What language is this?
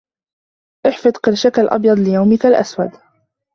Arabic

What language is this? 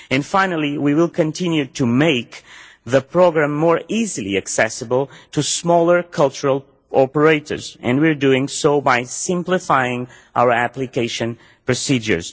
English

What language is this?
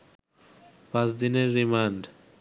Bangla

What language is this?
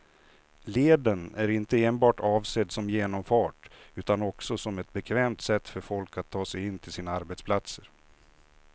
Swedish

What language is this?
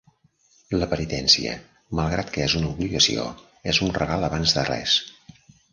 Catalan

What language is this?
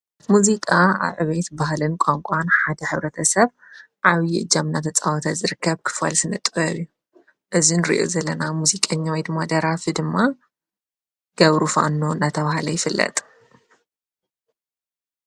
Tigrinya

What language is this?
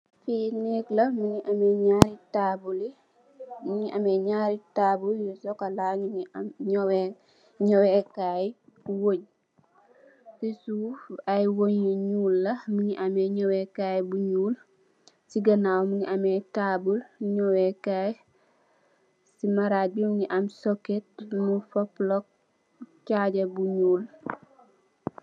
Wolof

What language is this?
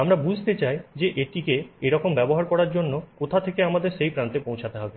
Bangla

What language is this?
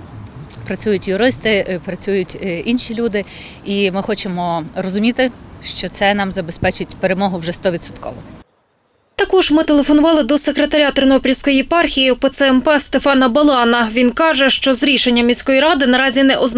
Ukrainian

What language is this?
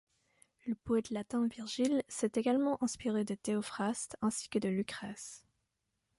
French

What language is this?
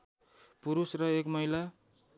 Nepali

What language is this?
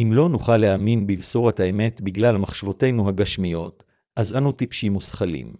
Hebrew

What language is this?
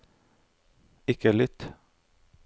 Norwegian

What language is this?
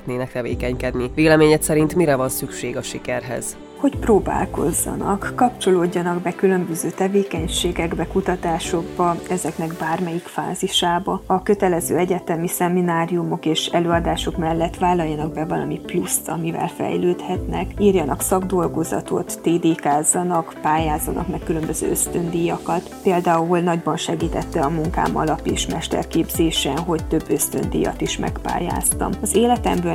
Hungarian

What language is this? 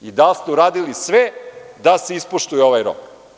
Serbian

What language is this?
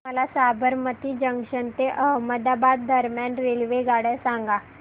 Marathi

